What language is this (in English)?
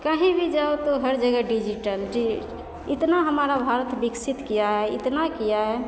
Maithili